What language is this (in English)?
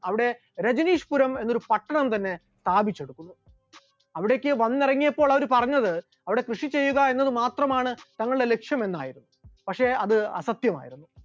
Malayalam